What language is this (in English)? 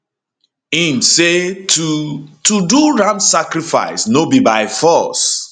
Nigerian Pidgin